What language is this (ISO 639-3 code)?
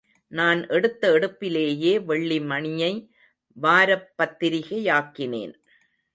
tam